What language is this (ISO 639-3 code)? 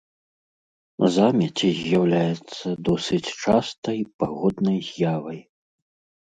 bel